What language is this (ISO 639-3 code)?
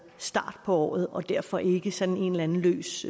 dan